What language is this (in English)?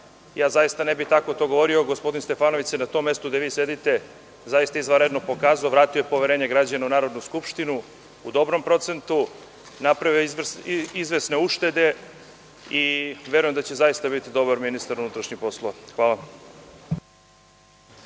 Serbian